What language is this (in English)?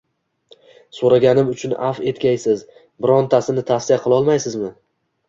Uzbek